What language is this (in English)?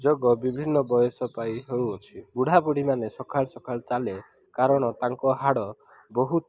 Odia